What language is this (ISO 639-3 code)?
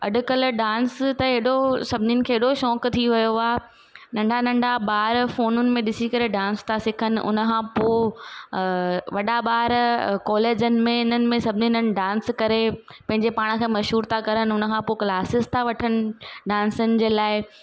snd